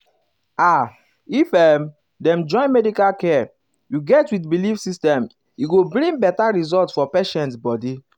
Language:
Nigerian Pidgin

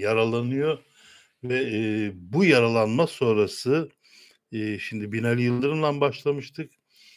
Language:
Turkish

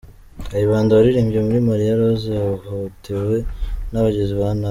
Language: Kinyarwanda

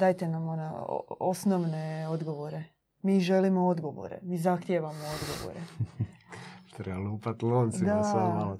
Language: Croatian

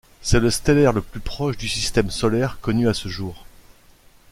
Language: French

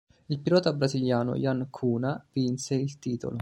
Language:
Italian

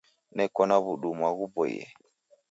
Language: Taita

